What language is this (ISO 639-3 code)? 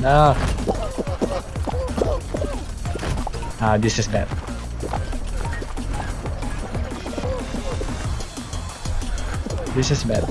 eng